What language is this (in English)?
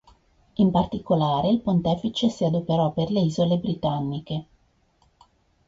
Italian